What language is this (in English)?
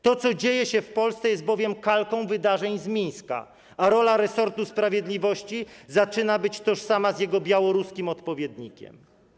Polish